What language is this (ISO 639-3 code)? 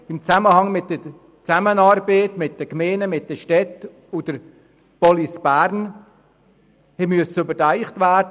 gsw